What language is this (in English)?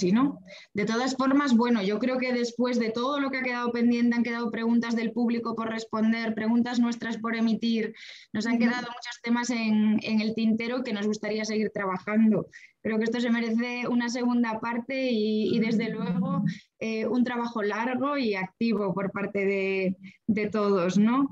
Spanish